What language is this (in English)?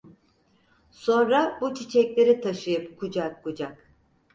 Turkish